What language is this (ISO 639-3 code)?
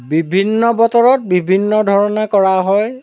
asm